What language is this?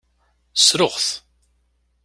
Kabyle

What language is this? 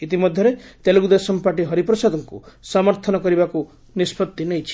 Odia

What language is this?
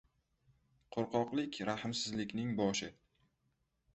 Uzbek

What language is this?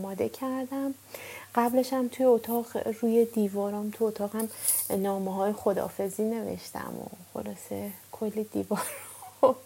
Persian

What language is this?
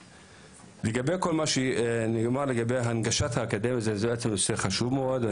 Hebrew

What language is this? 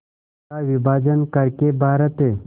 Hindi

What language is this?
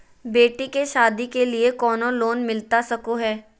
Magahi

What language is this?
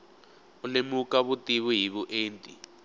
Tsonga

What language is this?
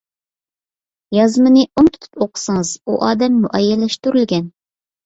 Uyghur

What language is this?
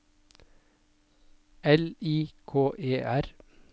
Norwegian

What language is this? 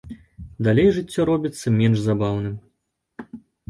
Belarusian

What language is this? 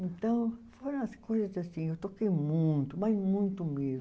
Portuguese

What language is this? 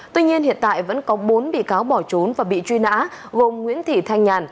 Vietnamese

